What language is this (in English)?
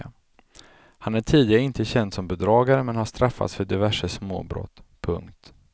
Swedish